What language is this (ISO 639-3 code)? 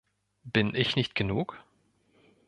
deu